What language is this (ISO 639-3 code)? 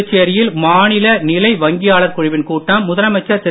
tam